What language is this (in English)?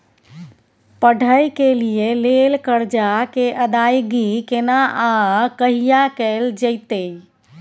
Maithili